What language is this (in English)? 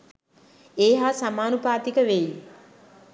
Sinhala